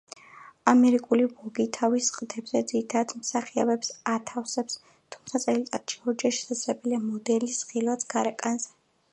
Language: Georgian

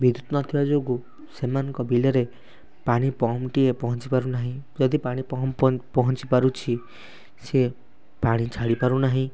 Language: Odia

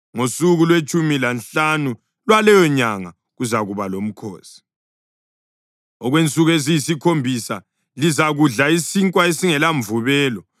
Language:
North Ndebele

